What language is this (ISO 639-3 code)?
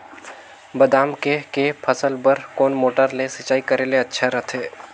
hne